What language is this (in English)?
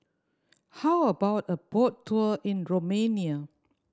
English